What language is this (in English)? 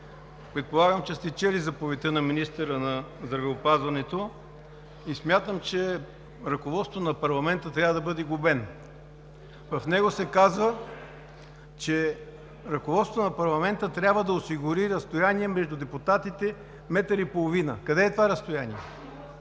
Bulgarian